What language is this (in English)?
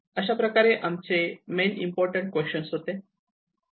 Marathi